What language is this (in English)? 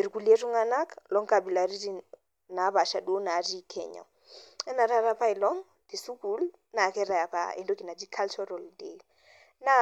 Masai